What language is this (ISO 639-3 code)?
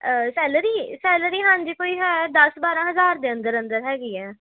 pan